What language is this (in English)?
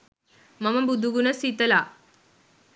Sinhala